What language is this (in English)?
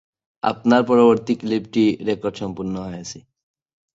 Bangla